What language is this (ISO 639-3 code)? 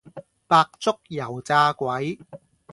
yue